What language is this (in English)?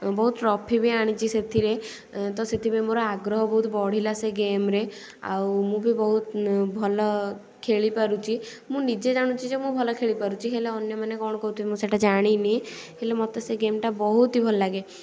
Odia